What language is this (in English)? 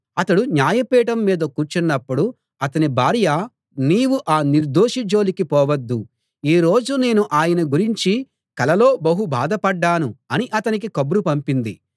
Telugu